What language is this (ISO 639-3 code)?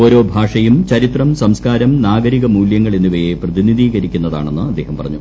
mal